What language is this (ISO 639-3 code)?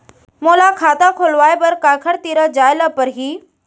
hne